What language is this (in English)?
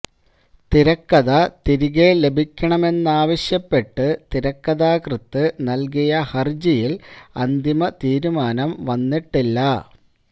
Malayalam